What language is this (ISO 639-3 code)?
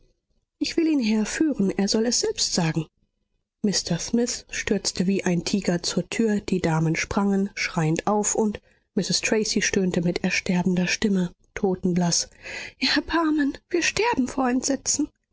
deu